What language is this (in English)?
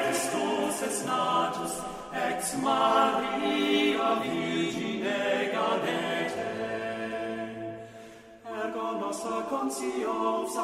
Dutch